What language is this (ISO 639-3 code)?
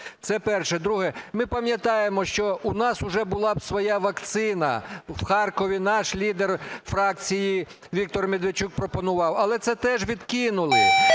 ukr